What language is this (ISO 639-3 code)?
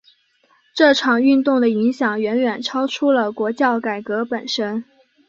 zho